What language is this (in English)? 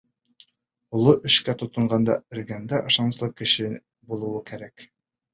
Bashkir